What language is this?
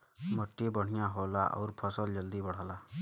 Bhojpuri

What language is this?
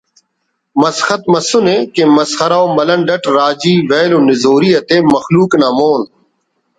Brahui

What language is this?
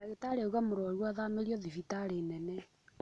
Kikuyu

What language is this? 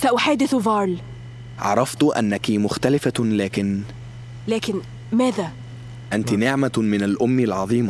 Arabic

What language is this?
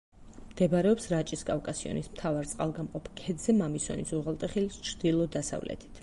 Georgian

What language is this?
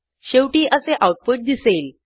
Marathi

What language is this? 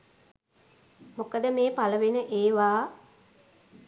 Sinhala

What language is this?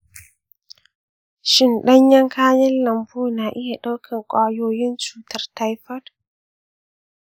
Hausa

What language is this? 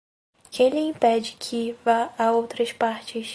Portuguese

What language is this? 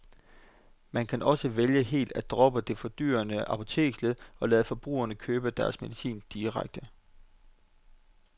Danish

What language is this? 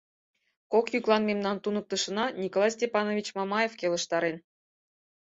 Mari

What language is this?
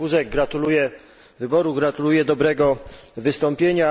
Polish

